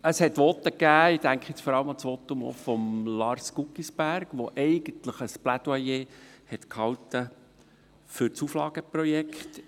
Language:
Swiss German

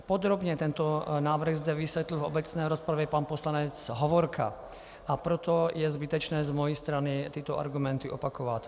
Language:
Czech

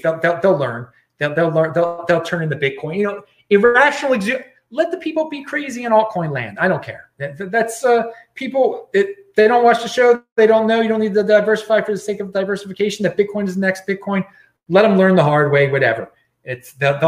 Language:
English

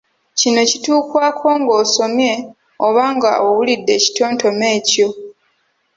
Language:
Ganda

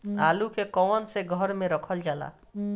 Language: Bhojpuri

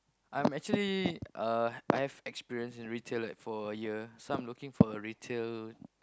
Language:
English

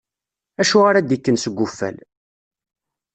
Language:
Kabyle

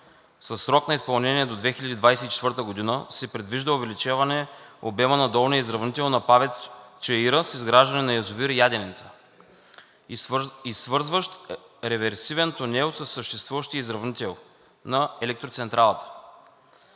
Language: Bulgarian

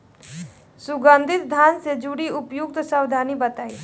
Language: Bhojpuri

